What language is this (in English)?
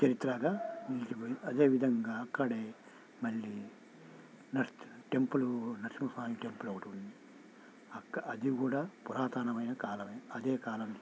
Telugu